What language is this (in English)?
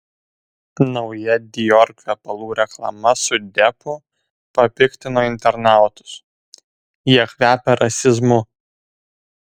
Lithuanian